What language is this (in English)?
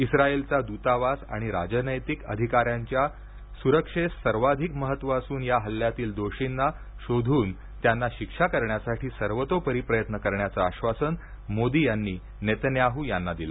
Marathi